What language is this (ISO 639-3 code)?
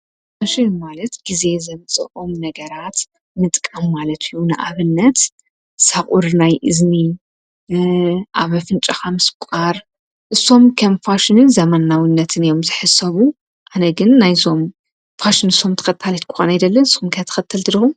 tir